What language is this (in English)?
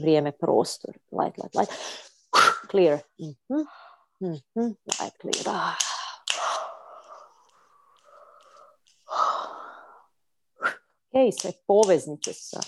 Croatian